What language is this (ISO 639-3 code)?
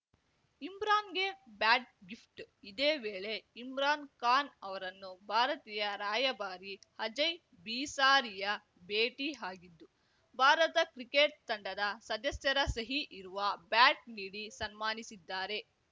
kan